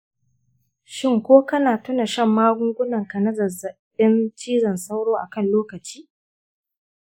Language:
Hausa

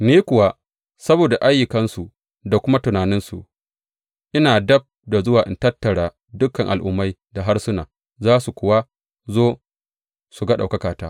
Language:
Hausa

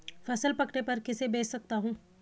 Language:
Hindi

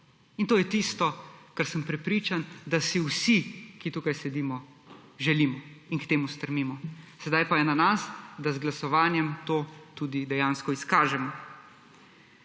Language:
Slovenian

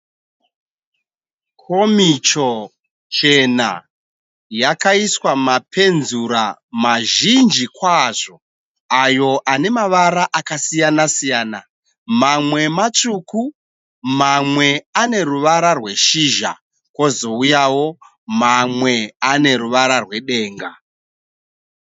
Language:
Shona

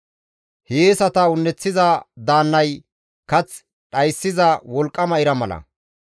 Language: Gamo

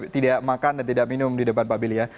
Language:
Indonesian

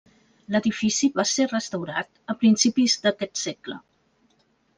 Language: Catalan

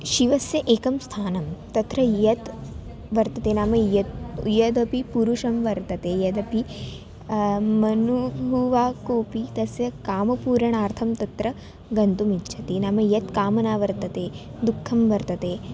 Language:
Sanskrit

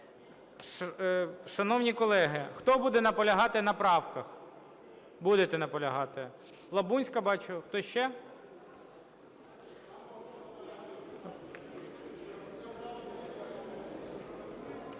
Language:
Ukrainian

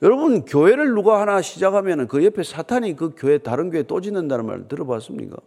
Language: Korean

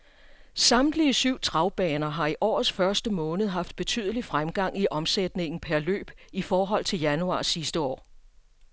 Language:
Danish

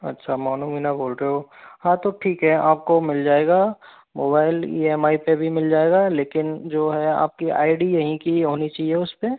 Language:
Hindi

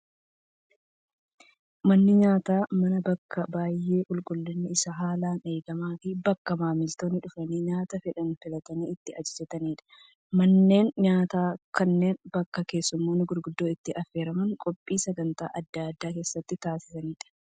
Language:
Oromo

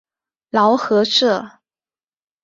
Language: Chinese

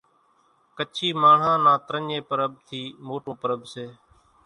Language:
Kachi Koli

